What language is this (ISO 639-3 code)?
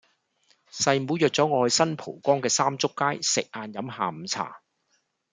yue